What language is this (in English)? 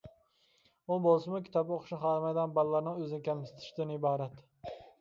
Uyghur